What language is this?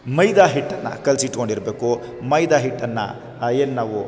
Kannada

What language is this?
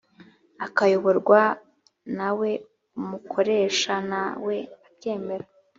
Kinyarwanda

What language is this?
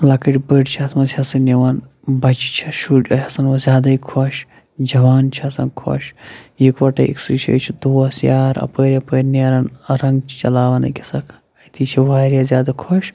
Kashmiri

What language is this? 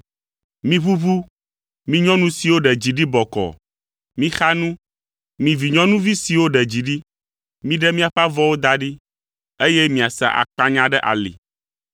Ewe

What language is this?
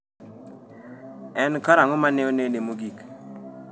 Luo (Kenya and Tanzania)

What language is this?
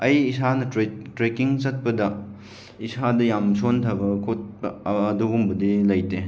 Manipuri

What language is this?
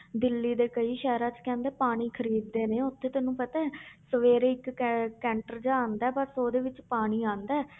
Punjabi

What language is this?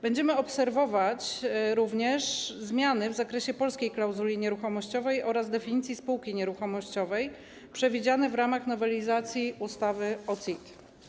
Polish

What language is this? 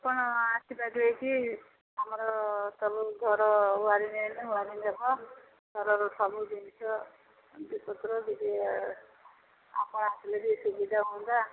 Odia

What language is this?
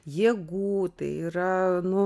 Lithuanian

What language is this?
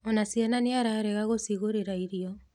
Kikuyu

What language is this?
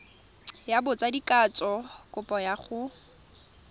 Tswana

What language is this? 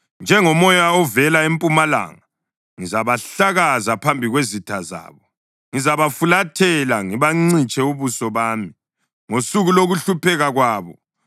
North Ndebele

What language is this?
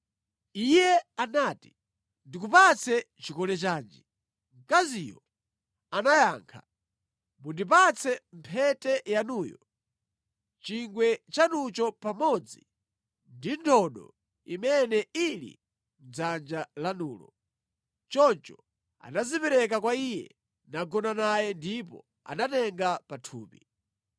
Nyanja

